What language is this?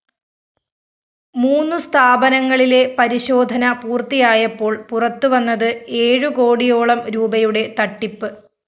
Malayalam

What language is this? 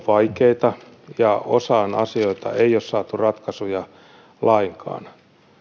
Finnish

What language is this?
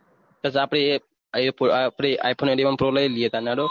Gujarati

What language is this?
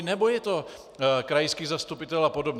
Czech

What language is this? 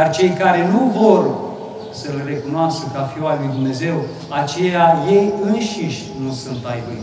Romanian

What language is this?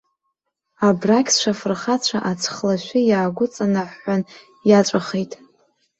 Abkhazian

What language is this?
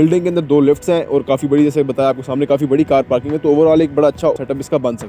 Hindi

